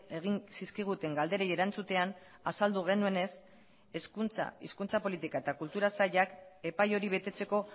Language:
Basque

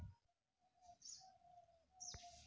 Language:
Chhattisgarhi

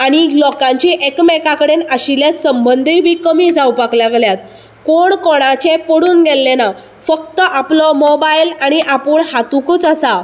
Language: Konkani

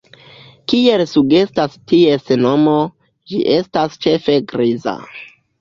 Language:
Esperanto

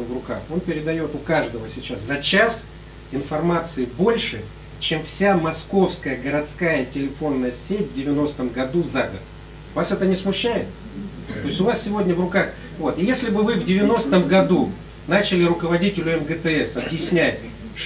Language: Russian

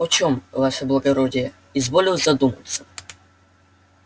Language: Russian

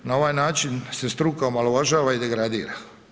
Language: Croatian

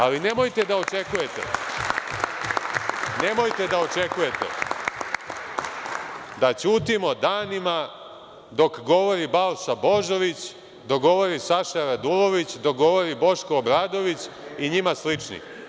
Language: Serbian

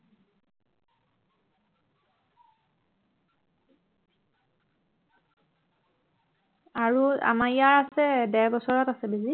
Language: Assamese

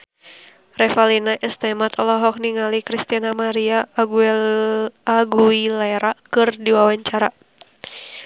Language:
Sundanese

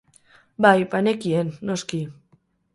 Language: Basque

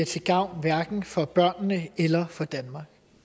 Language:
Danish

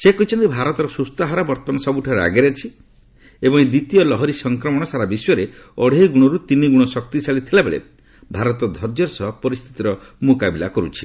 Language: Odia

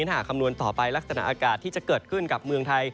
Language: Thai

